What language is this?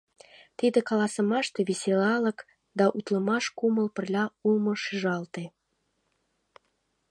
Mari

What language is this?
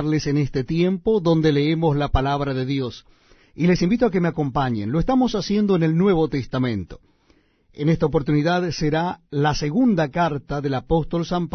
Spanish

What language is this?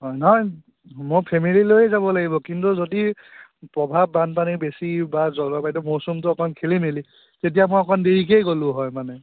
Assamese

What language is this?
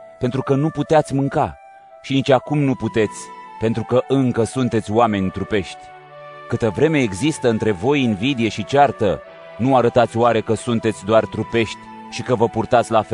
Romanian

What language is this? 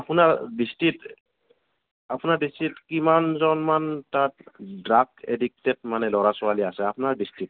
Assamese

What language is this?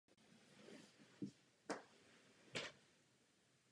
Czech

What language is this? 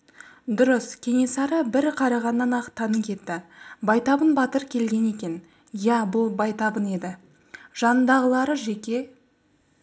Kazakh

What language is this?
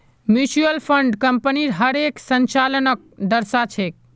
Magahi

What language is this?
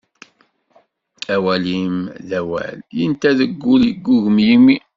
Kabyle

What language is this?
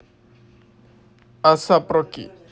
Russian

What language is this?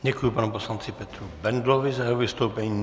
Czech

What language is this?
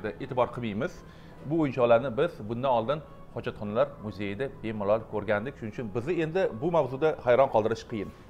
Turkish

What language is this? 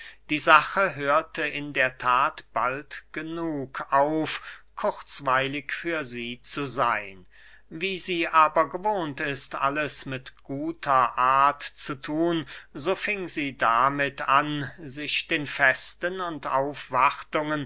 German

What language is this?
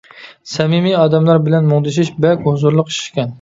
Uyghur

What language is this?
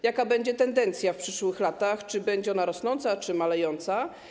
Polish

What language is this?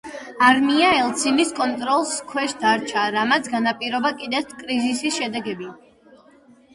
Georgian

